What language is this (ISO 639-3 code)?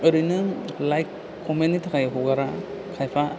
brx